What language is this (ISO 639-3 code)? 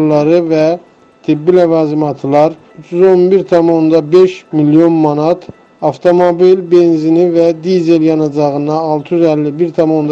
tur